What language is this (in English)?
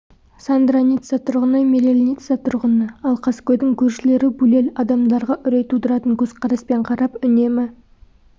Kazakh